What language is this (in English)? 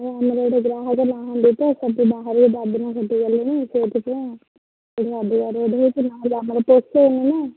Odia